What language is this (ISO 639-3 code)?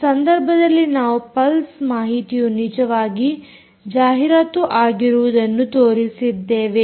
kan